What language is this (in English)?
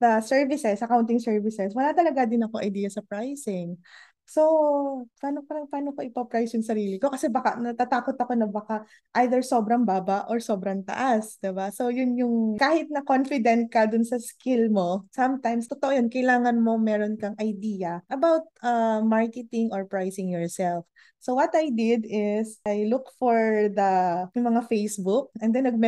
Filipino